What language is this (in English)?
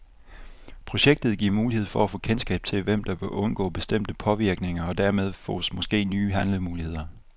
Danish